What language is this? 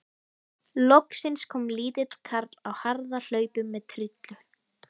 Icelandic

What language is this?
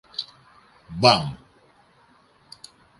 Greek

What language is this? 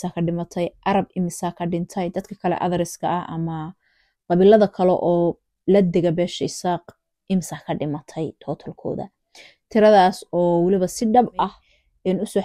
Arabic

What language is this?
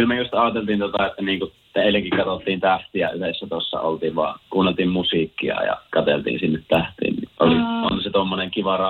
Finnish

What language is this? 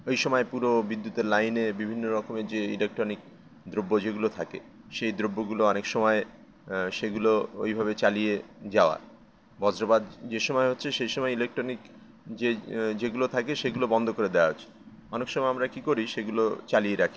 Bangla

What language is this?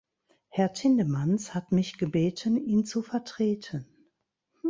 German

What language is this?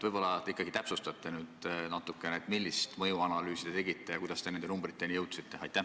Estonian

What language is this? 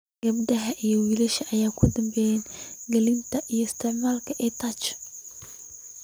Somali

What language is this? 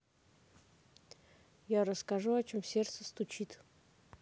Russian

